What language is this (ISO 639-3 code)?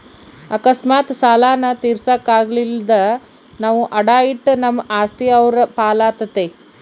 kan